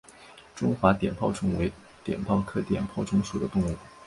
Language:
Chinese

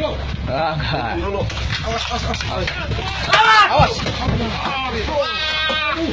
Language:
Indonesian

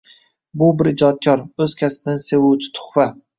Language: Uzbek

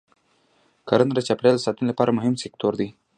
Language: Pashto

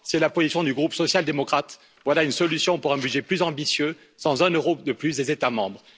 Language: French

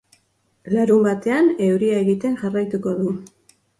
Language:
Basque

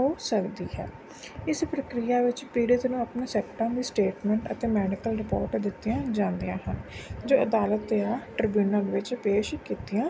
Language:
Punjabi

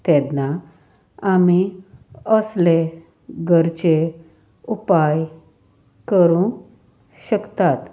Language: Konkani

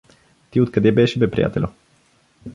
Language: Bulgarian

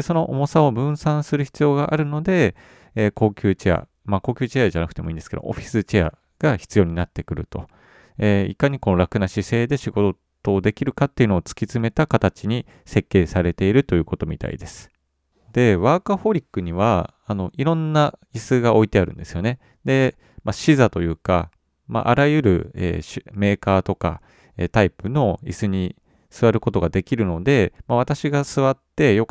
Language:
Japanese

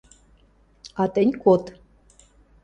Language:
Western Mari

